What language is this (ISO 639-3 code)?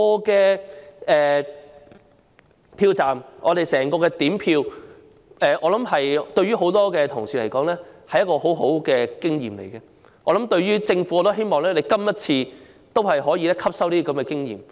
yue